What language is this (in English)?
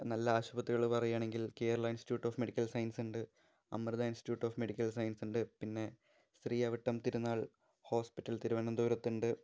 Malayalam